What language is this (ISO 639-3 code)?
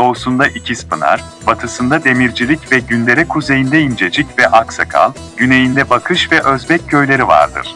tur